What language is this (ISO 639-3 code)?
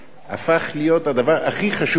heb